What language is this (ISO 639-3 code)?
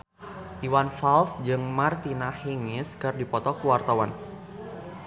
sun